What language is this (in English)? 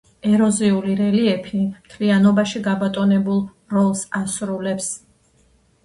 Georgian